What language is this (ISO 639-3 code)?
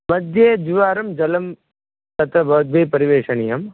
san